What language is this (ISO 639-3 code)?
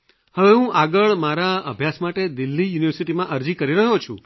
guj